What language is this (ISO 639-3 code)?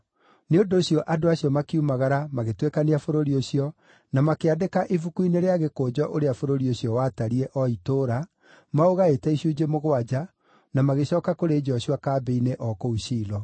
kik